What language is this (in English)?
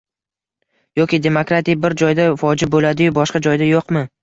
Uzbek